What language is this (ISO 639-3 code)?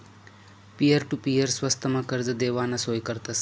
mar